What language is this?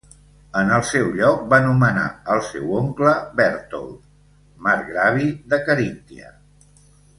Catalan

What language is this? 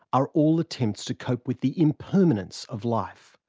English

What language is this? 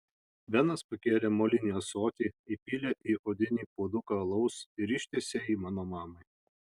Lithuanian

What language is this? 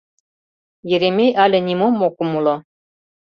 Mari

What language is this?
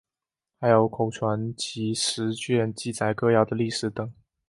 Chinese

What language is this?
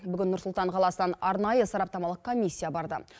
Kazakh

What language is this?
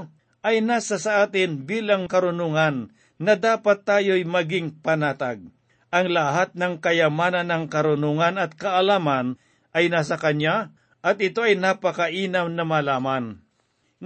Filipino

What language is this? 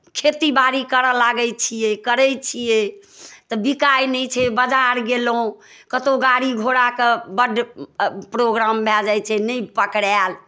Maithili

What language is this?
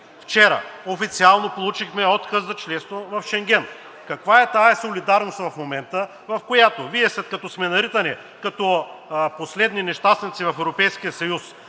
Bulgarian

